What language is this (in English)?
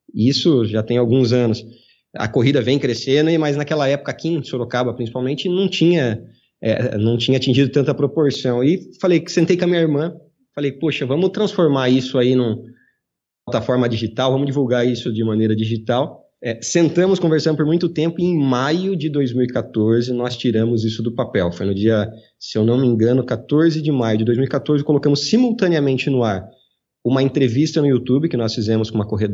Portuguese